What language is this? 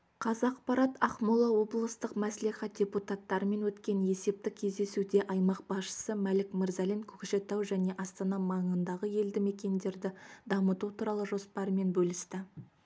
Kazakh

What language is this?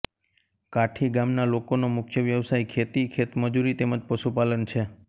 Gujarati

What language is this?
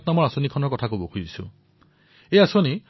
Assamese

